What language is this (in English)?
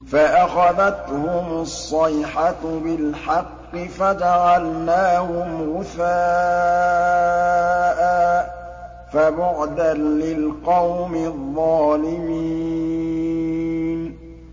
Arabic